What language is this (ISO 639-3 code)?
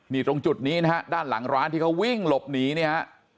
tha